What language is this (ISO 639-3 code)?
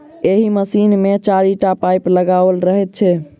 mai